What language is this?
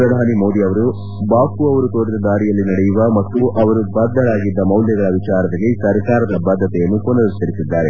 Kannada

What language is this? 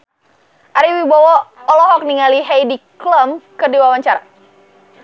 Sundanese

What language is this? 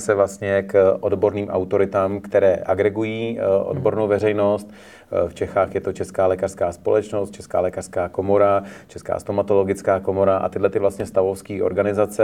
Czech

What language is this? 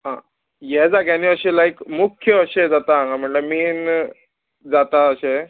Konkani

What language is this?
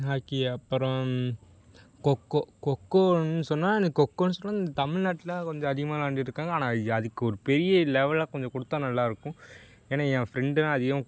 Tamil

